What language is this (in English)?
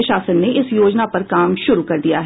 Hindi